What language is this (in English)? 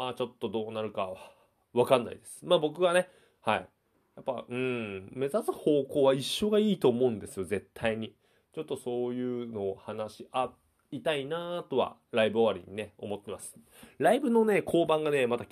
Japanese